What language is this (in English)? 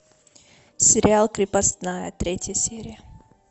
Russian